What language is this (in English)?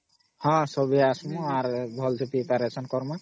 Odia